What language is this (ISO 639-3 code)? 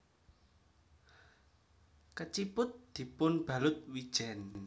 jav